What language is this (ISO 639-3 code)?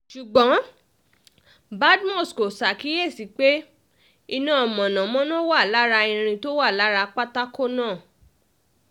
yor